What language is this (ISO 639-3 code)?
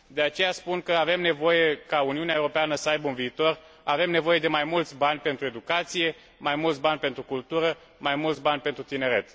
ron